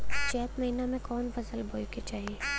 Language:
Bhojpuri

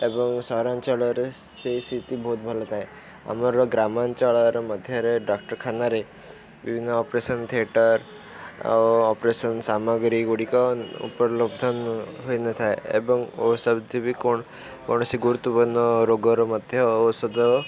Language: Odia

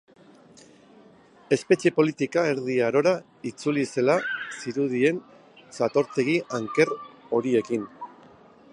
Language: Basque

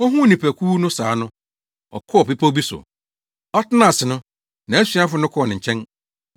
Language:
Akan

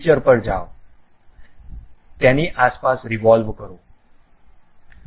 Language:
Gujarati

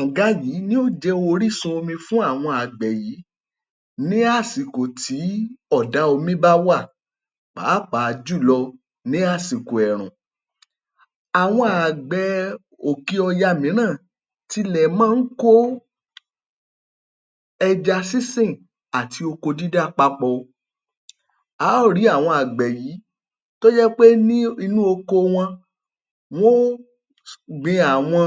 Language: Yoruba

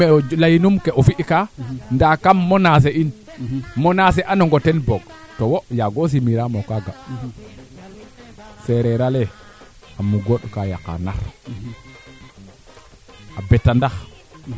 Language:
Serer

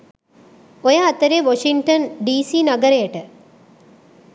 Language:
Sinhala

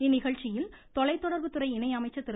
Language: Tamil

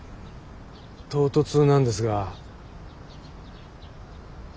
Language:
Japanese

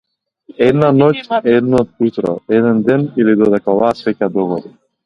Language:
Macedonian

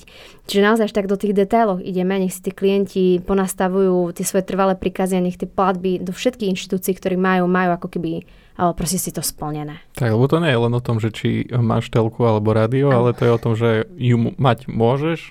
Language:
Slovak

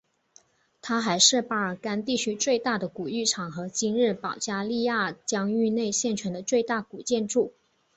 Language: Chinese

